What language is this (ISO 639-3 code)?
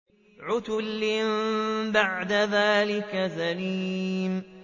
ara